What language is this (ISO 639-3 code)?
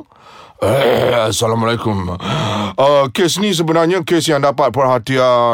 msa